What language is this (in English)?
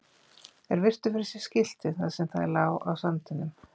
Icelandic